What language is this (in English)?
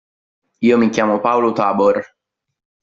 Italian